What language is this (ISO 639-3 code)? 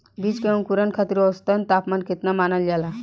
bho